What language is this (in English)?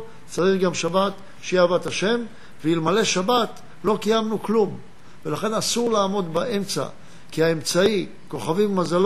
Hebrew